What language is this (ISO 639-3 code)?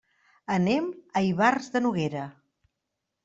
cat